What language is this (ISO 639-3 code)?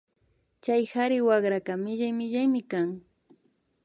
qvi